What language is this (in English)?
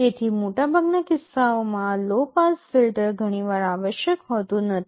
Gujarati